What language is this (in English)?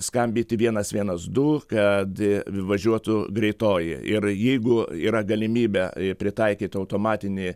Lithuanian